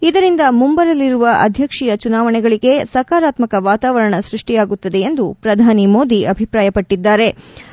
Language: Kannada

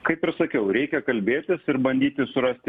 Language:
Lithuanian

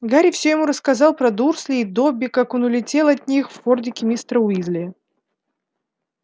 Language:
Russian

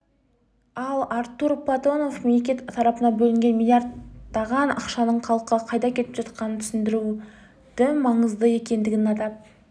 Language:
Kazakh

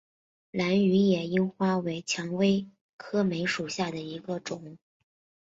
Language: Chinese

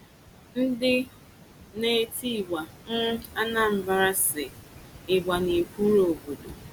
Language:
Igbo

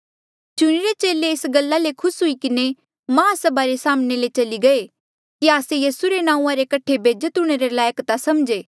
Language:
Mandeali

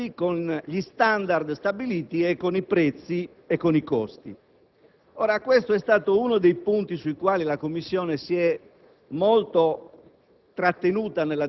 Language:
Italian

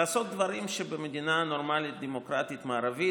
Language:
Hebrew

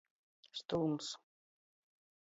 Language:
Latgalian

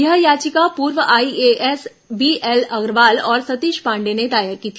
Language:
Hindi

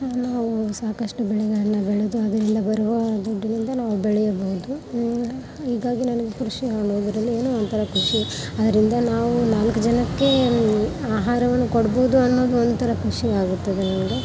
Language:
Kannada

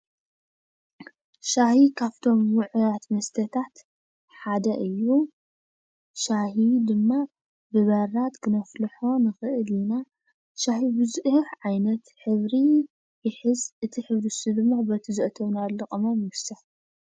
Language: Tigrinya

